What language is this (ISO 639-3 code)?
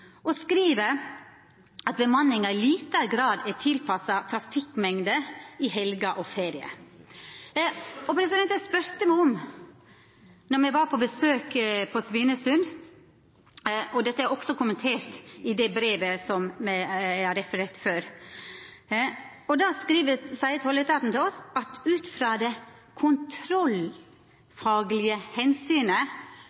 nno